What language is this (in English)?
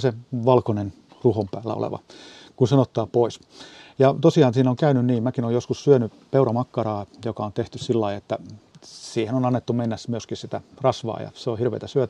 Finnish